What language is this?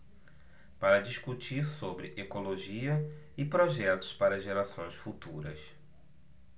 Portuguese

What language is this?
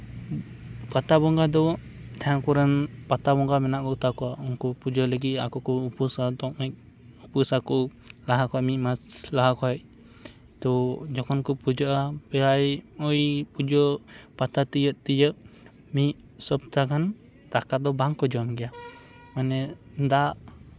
Santali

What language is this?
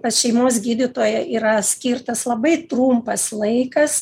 Lithuanian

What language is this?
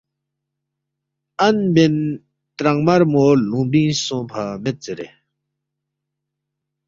Balti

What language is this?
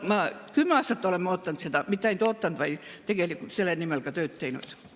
Estonian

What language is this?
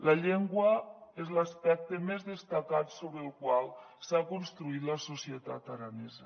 Catalan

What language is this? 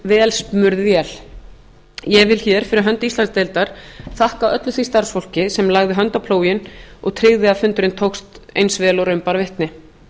Icelandic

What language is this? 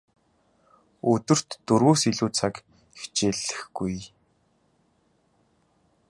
Mongolian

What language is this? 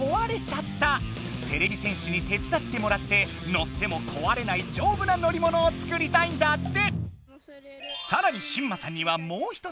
Japanese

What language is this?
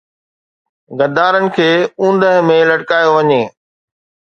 Sindhi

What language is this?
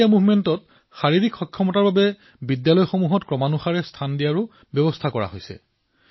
Assamese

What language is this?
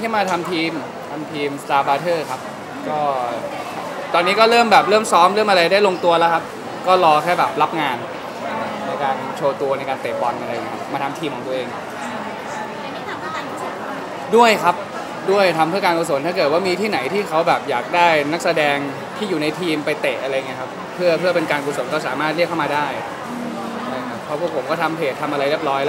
Thai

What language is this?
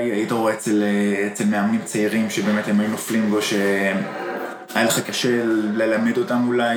Hebrew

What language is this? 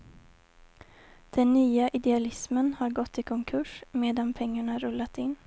Swedish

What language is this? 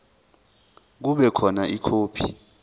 Zulu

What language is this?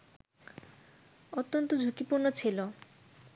Bangla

